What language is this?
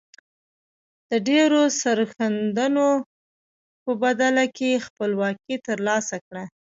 Pashto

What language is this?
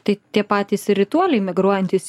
Lithuanian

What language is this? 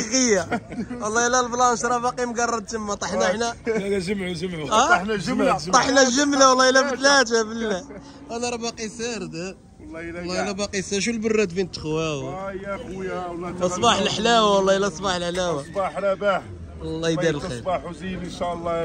Arabic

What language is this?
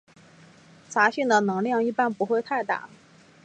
Chinese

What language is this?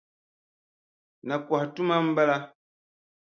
Dagbani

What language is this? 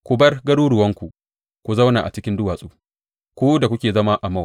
Hausa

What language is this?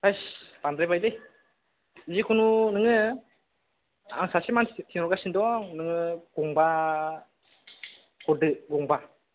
Bodo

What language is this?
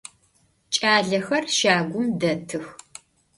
Adyghe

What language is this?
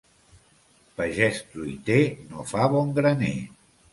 Catalan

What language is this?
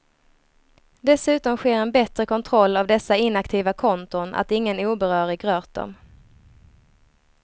Swedish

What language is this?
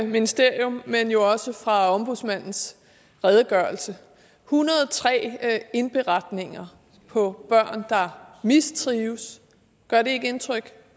Danish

